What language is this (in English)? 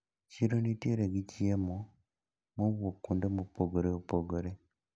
Luo (Kenya and Tanzania)